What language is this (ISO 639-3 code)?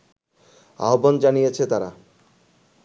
ben